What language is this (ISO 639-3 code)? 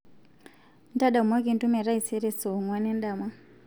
mas